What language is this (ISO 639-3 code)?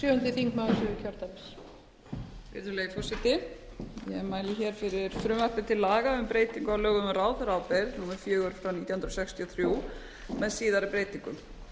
isl